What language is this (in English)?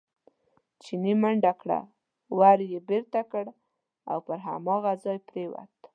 Pashto